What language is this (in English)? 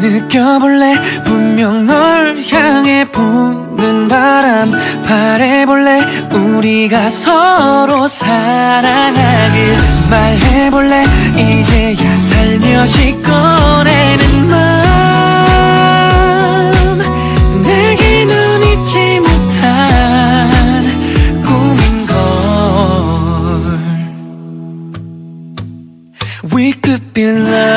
Korean